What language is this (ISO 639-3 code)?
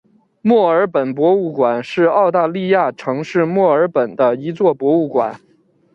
zho